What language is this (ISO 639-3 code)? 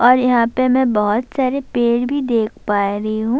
urd